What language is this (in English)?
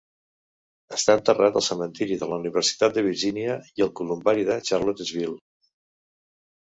Catalan